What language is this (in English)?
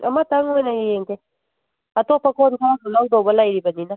Manipuri